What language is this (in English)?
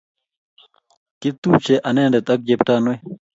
Kalenjin